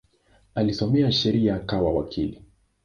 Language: Swahili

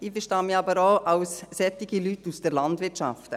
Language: Swiss German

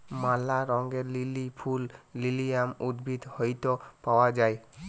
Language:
Bangla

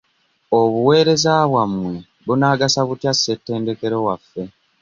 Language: Ganda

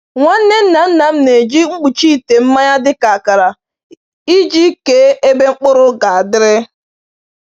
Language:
Igbo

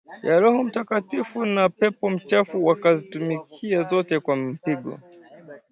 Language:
Swahili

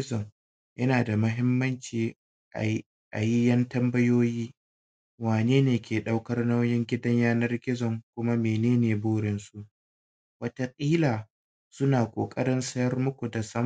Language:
Hausa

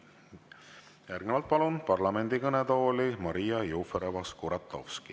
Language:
Estonian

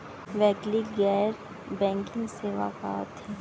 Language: Chhattisgarhi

